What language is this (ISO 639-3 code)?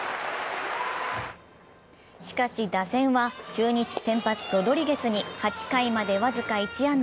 jpn